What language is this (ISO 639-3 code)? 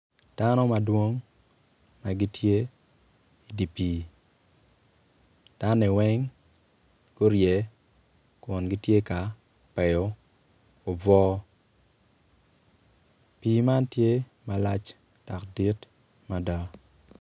ach